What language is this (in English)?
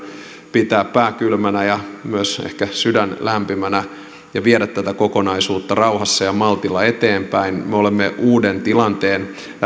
Finnish